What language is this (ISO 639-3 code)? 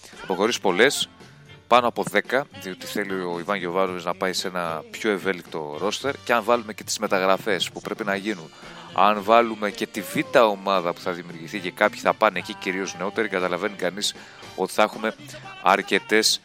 ell